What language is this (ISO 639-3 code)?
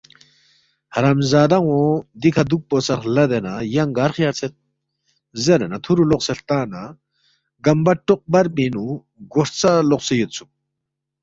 bft